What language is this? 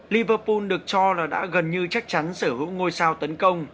Vietnamese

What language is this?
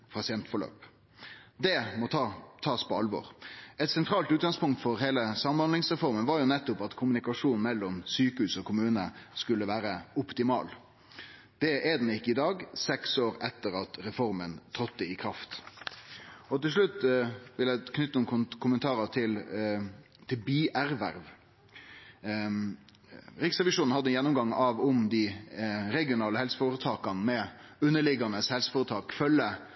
Norwegian Nynorsk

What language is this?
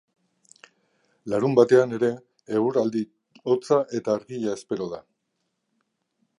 Basque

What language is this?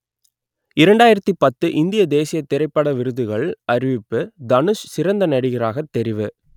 Tamil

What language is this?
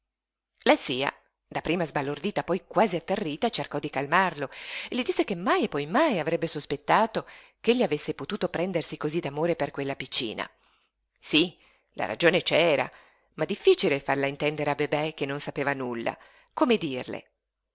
Italian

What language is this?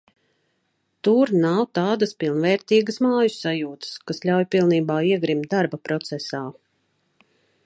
Latvian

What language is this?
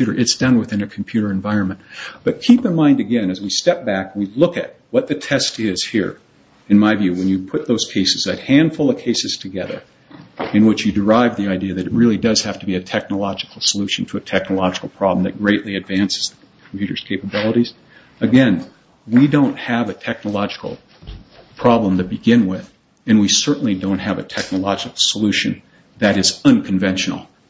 English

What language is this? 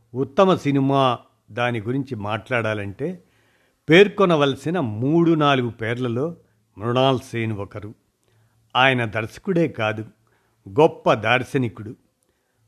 Telugu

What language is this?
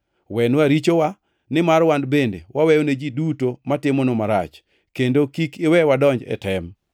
Luo (Kenya and Tanzania)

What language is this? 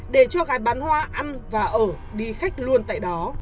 Vietnamese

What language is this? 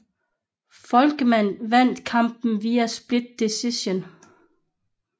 Danish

